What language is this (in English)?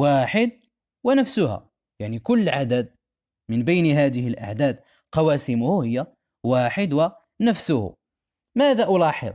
Arabic